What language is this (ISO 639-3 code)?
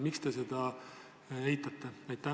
est